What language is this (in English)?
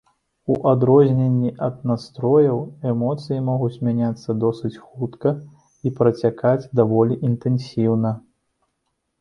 Belarusian